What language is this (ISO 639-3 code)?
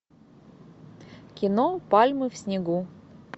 rus